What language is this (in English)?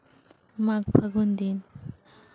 Santali